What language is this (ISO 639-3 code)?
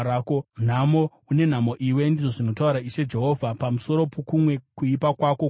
sna